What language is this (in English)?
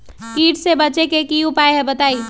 Magahi